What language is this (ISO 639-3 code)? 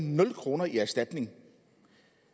dan